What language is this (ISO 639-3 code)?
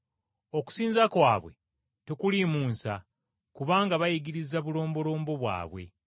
lug